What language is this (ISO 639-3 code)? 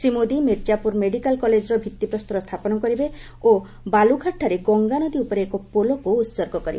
ori